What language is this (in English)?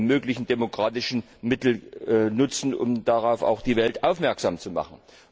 German